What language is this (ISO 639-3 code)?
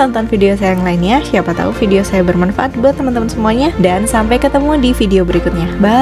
ind